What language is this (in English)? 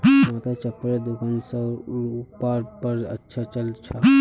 Magahi